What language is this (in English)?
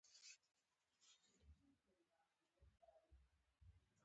Pashto